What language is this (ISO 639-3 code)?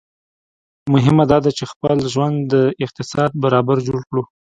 pus